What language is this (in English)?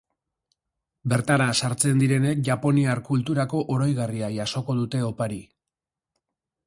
Basque